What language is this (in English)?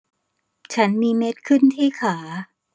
Thai